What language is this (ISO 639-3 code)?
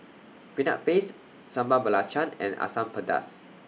eng